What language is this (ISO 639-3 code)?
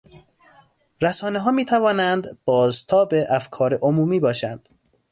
fas